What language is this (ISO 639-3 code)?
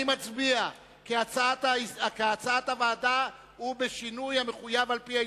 heb